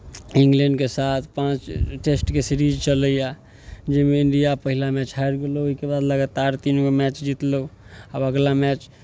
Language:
Maithili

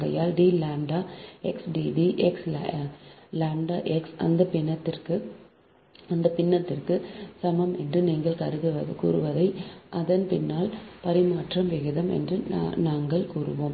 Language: Tamil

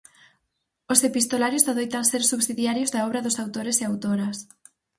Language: Galician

